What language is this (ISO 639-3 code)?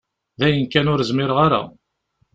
kab